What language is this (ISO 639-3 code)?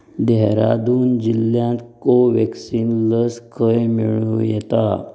kok